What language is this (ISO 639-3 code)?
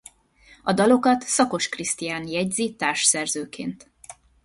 hun